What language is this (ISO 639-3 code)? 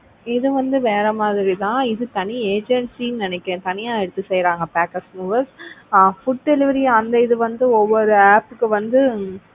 tam